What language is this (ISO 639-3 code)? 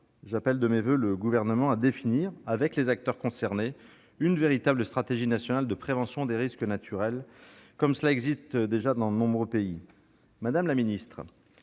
fra